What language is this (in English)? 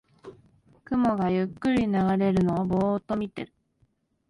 Japanese